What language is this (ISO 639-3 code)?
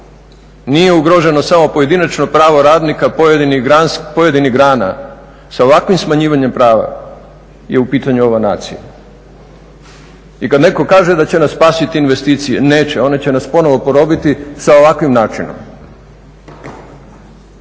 hrv